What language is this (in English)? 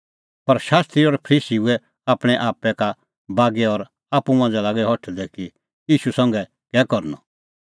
Kullu Pahari